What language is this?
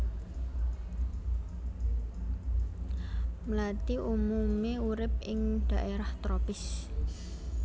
Javanese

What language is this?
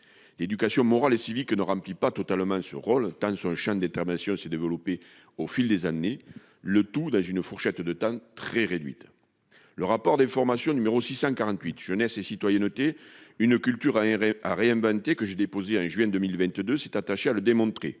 French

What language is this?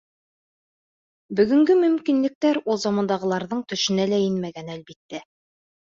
Bashkir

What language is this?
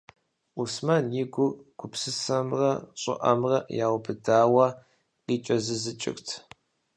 Kabardian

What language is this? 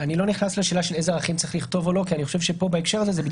Hebrew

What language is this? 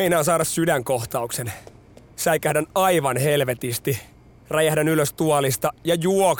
Finnish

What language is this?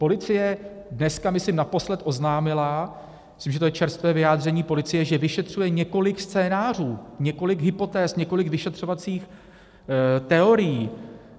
Czech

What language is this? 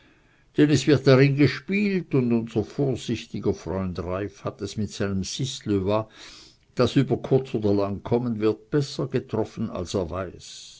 German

